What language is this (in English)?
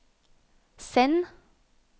Norwegian